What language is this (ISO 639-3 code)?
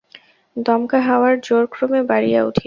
ben